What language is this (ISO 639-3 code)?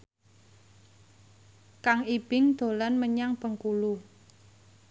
jav